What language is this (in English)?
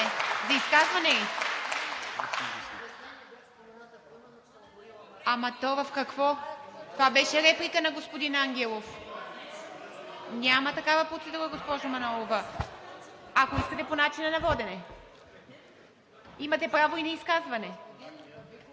Bulgarian